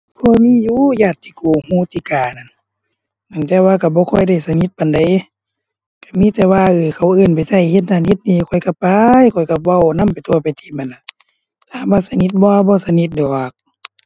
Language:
Thai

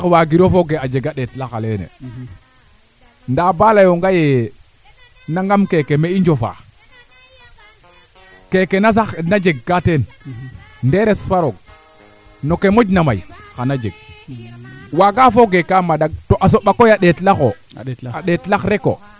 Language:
Serer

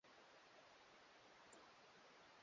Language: Swahili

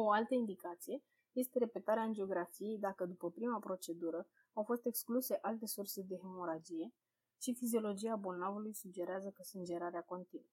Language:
Romanian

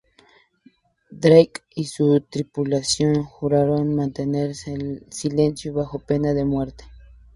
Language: Spanish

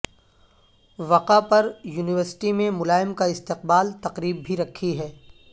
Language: Urdu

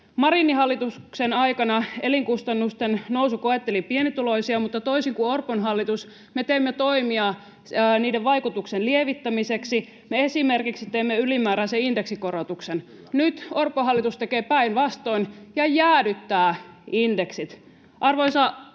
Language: Finnish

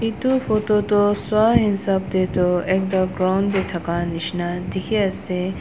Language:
Naga Pidgin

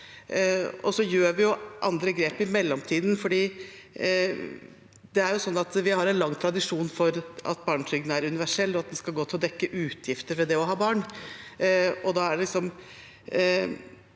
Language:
Norwegian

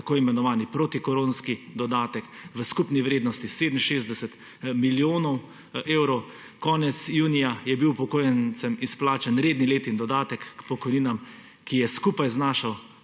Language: Slovenian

